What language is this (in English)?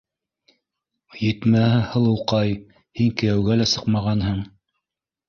Bashkir